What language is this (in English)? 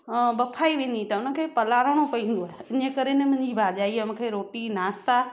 Sindhi